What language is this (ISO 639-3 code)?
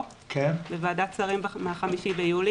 heb